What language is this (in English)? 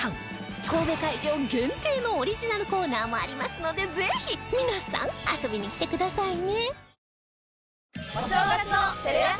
Japanese